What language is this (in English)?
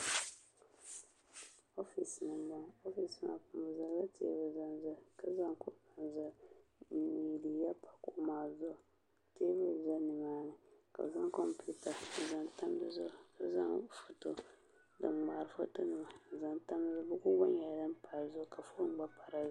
Dagbani